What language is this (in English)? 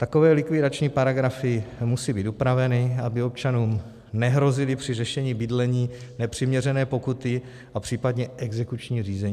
Czech